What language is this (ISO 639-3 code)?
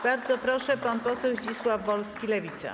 pol